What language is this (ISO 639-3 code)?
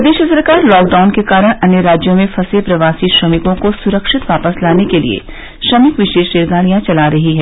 hin